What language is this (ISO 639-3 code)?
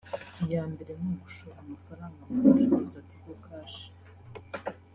kin